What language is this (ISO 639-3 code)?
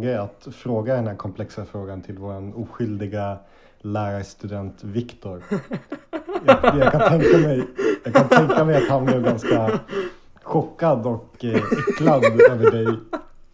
swe